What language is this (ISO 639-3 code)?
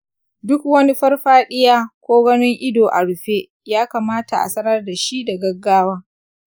hau